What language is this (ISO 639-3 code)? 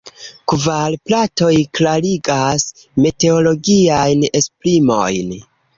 epo